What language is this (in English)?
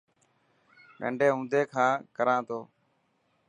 Dhatki